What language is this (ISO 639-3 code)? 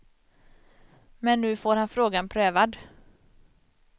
swe